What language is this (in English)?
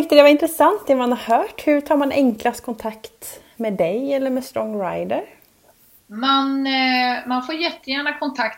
Swedish